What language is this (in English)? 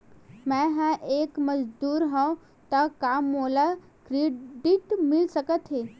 Chhattisgarhi